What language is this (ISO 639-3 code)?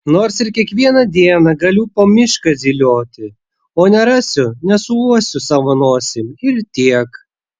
lit